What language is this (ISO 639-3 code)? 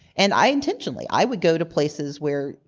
eng